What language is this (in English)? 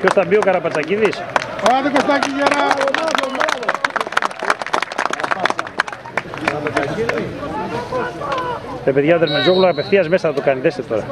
Greek